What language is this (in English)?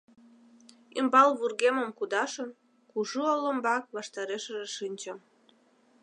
Mari